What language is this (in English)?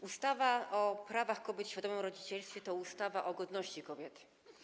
Polish